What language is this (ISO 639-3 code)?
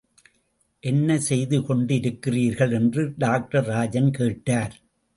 tam